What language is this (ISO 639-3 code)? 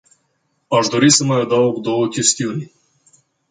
ron